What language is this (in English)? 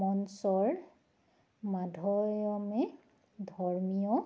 Assamese